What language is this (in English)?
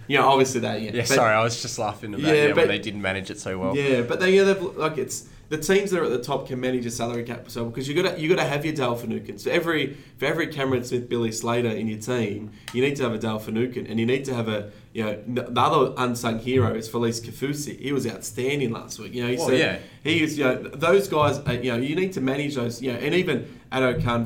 English